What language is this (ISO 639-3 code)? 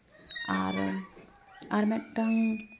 sat